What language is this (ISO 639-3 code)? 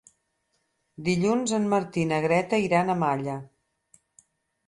cat